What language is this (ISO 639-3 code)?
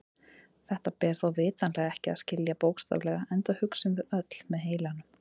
isl